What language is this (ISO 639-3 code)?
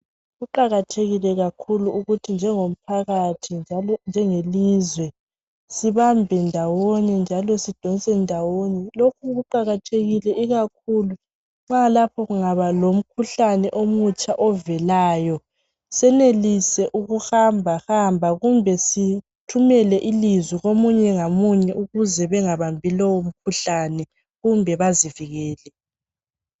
nde